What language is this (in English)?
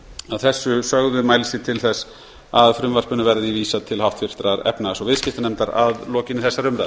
Icelandic